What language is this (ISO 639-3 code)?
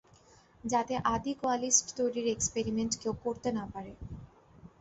ben